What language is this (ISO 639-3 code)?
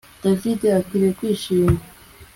kin